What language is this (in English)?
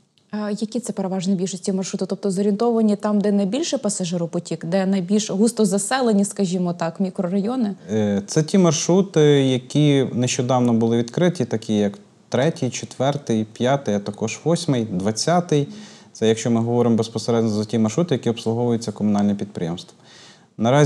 Ukrainian